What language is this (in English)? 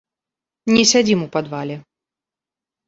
Belarusian